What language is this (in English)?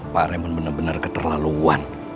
Indonesian